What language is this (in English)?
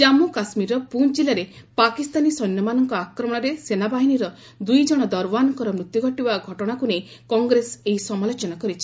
Odia